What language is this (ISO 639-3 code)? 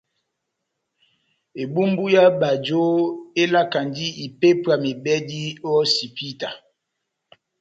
bnm